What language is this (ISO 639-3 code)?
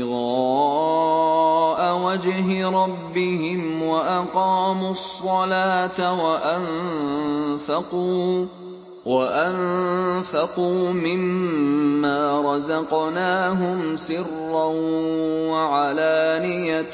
ara